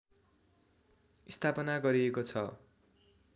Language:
Nepali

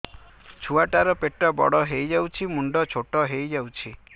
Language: Odia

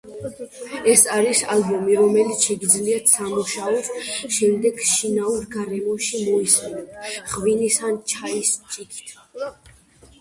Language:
Georgian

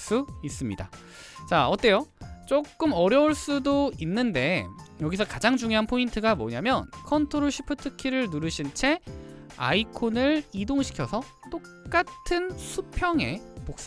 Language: Korean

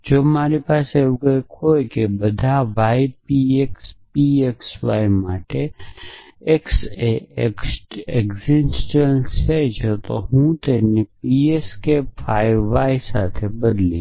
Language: Gujarati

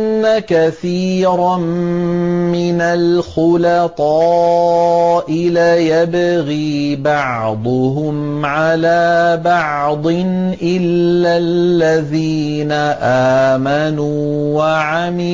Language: Arabic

